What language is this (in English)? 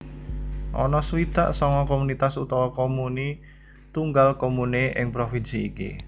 Javanese